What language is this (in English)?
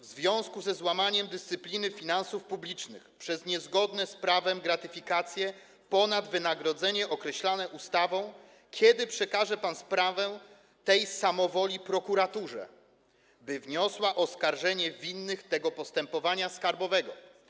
Polish